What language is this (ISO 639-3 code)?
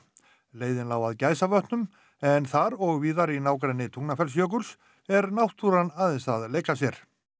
isl